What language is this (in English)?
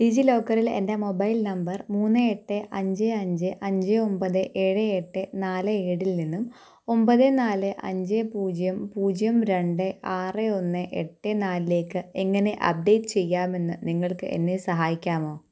Malayalam